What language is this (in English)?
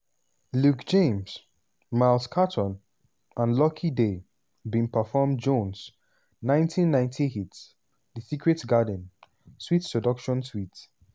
Nigerian Pidgin